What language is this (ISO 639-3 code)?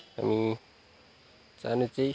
nep